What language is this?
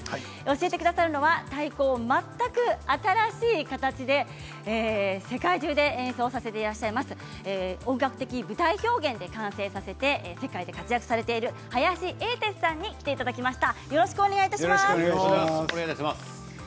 Japanese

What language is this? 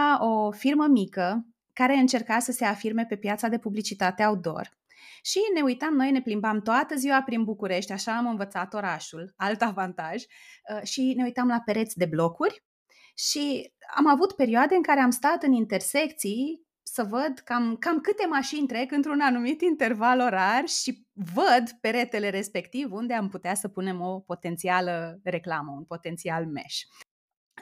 Romanian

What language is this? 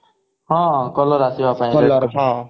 Odia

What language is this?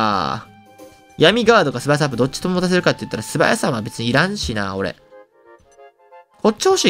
Japanese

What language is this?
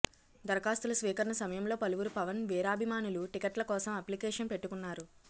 Telugu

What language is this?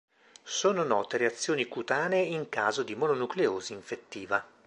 Italian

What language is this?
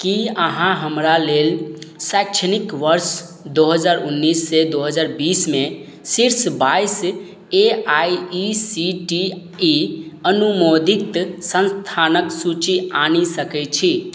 Maithili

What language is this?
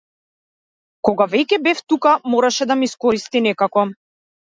Macedonian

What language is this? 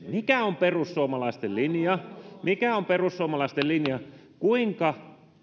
Finnish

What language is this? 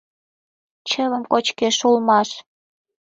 Mari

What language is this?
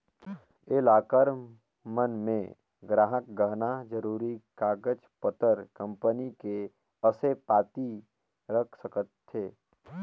Chhattisgarhi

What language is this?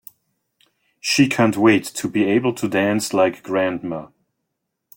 English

